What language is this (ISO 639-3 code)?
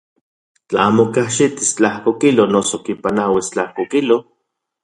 ncx